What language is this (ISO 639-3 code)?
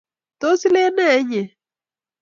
kln